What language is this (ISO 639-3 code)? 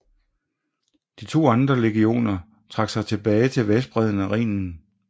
dan